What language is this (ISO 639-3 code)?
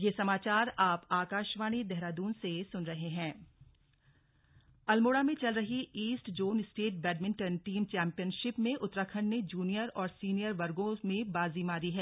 hin